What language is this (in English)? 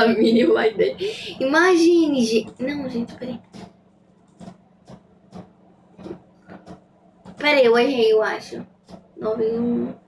Portuguese